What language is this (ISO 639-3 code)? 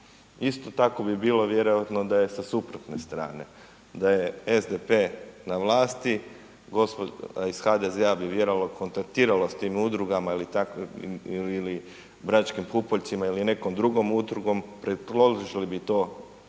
hrv